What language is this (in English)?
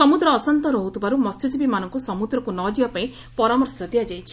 Odia